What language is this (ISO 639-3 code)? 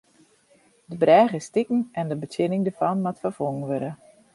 fry